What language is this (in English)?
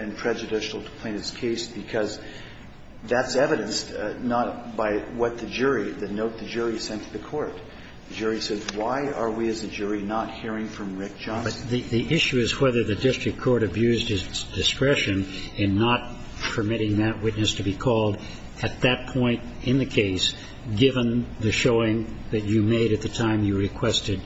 English